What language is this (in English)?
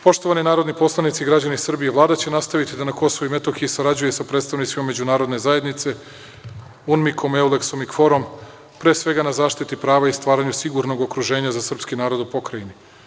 Serbian